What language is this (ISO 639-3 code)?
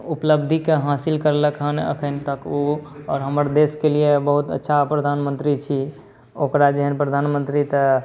mai